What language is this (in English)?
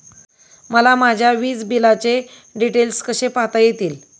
Marathi